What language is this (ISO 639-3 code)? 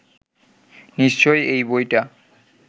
ben